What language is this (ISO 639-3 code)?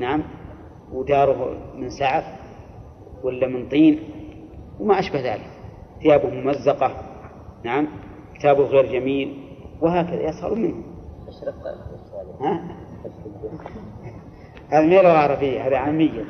ara